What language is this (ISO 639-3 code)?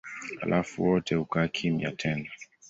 swa